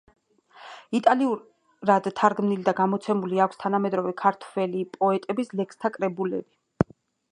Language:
Georgian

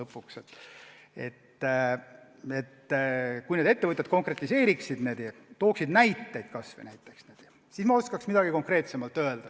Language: Estonian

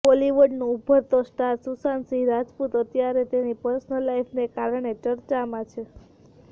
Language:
Gujarati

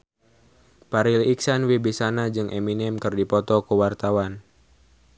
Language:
Sundanese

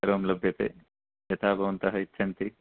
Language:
Sanskrit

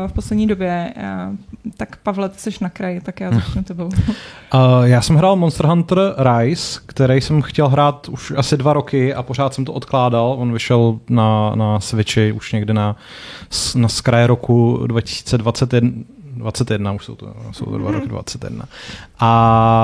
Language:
Czech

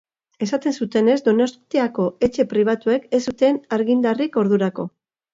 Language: Basque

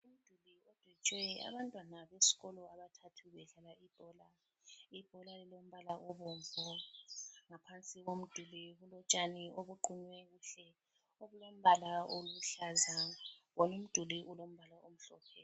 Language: North Ndebele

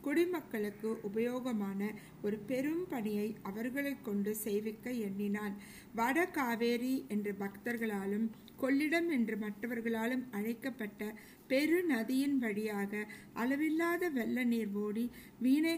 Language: Tamil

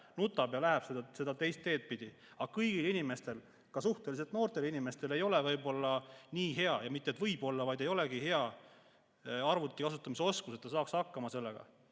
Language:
Estonian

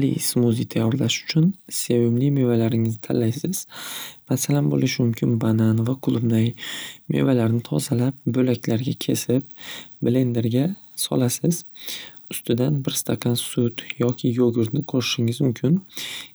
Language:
Uzbek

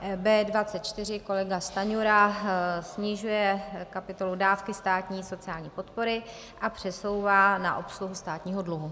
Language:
Czech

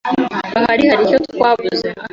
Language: Kinyarwanda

